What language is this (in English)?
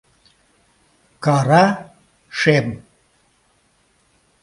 Mari